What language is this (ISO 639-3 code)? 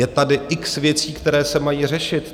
ces